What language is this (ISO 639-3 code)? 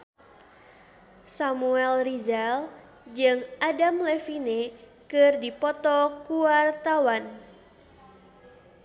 sun